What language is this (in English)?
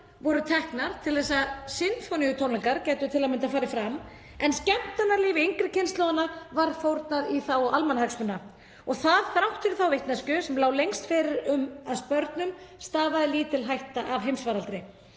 Icelandic